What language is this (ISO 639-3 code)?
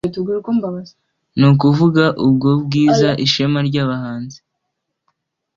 kin